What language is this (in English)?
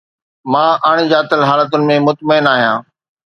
Sindhi